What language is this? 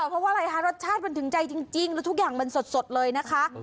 Thai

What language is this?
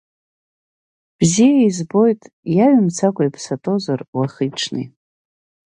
Abkhazian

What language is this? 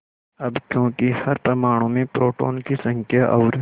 Hindi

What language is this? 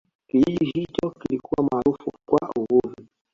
Swahili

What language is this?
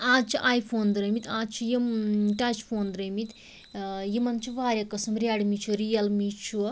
Kashmiri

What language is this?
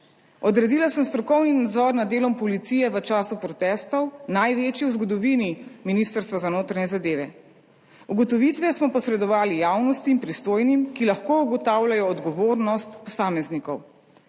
Slovenian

